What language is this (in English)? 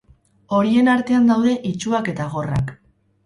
Basque